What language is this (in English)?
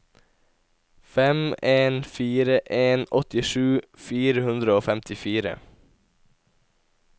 Norwegian